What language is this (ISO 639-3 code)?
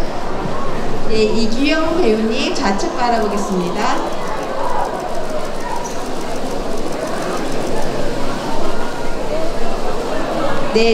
kor